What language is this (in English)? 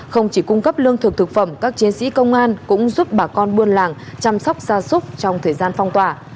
Vietnamese